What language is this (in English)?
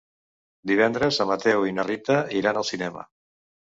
Catalan